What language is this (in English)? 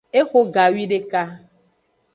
Aja (Benin)